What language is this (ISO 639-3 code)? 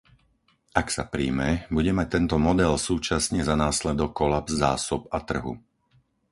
slk